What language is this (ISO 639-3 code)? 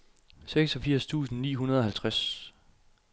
dan